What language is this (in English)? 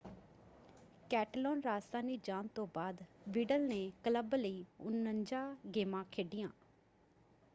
Punjabi